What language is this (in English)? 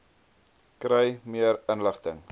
Afrikaans